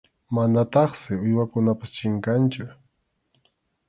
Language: Arequipa-La Unión Quechua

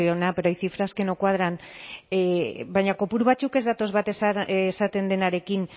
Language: Basque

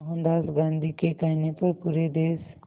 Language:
Hindi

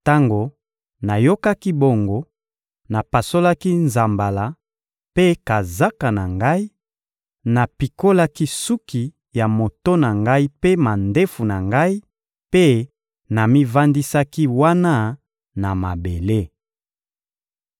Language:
Lingala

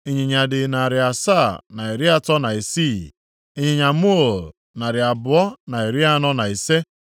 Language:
Igbo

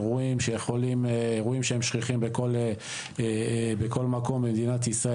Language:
Hebrew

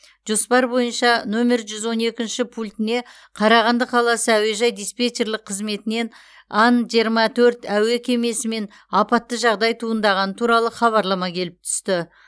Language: Kazakh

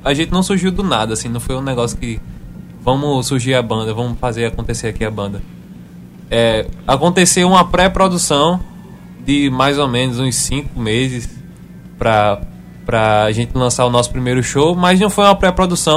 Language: Portuguese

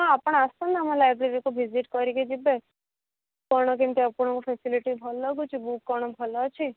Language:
Odia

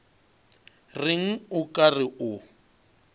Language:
Northern Sotho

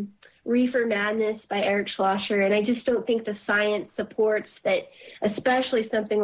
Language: English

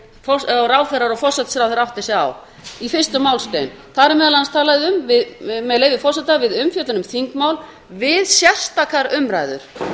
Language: Icelandic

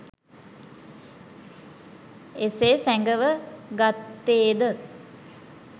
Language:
Sinhala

